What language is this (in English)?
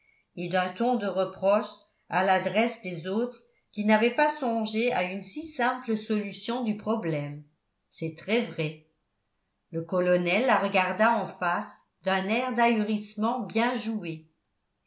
French